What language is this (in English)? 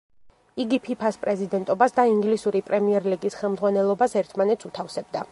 Georgian